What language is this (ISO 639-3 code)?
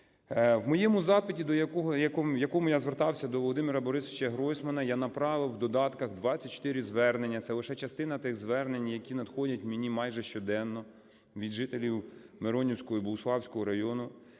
ukr